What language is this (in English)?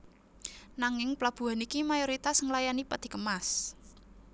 Javanese